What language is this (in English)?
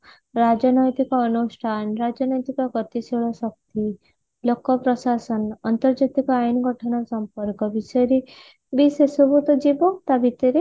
Odia